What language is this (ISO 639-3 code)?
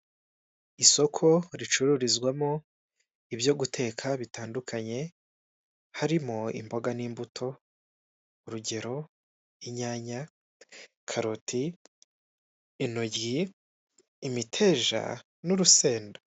kin